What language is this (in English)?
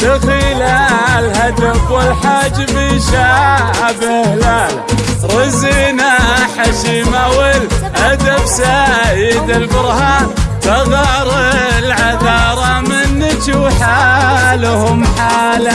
Arabic